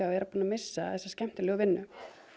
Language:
Icelandic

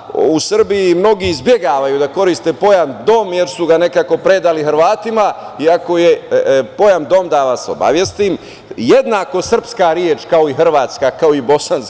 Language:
Serbian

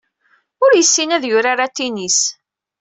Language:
Kabyle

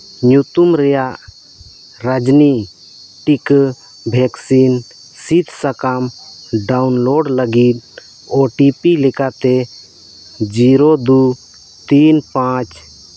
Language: Santali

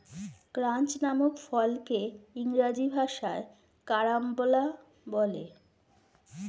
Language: Bangla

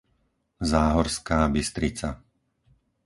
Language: Slovak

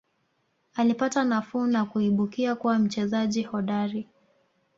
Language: Swahili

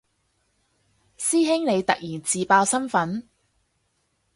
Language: Cantonese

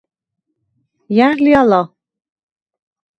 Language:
Svan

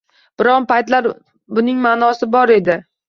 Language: Uzbek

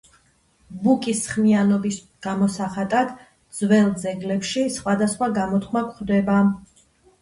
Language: Georgian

